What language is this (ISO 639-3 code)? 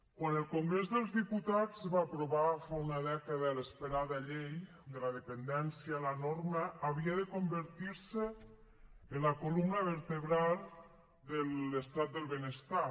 cat